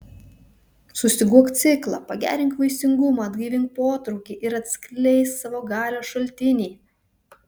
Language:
Lithuanian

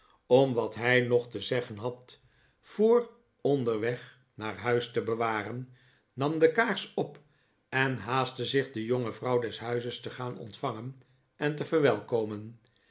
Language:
Dutch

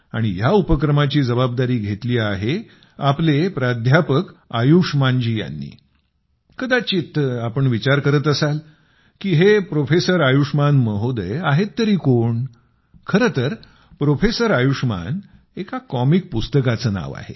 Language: Marathi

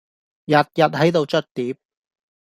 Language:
Cantonese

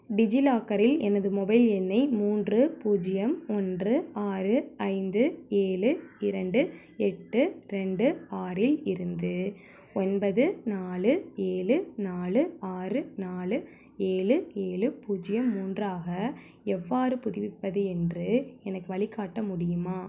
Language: Tamil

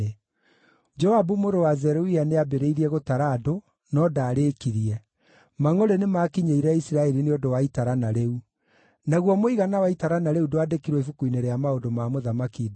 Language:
Kikuyu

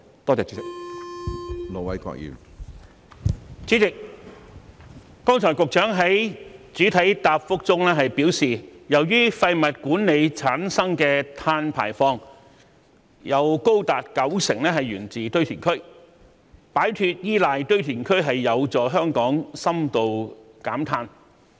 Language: Cantonese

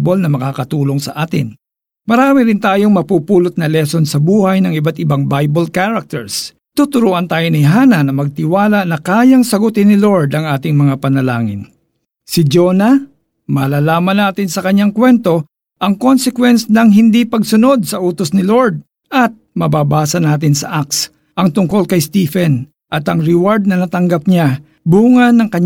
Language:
Filipino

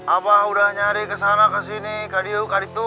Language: Indonesian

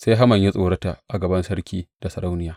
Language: Hausa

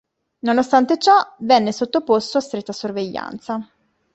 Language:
Italian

